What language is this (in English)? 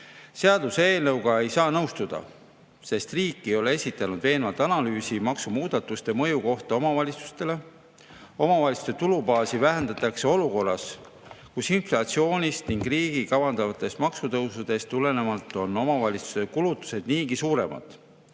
Estonian